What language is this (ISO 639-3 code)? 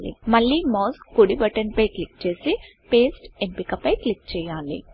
tel